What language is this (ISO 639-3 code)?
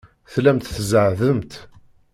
kab